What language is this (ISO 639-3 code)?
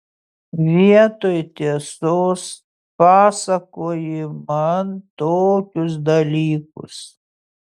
lit